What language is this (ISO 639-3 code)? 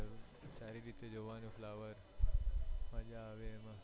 guj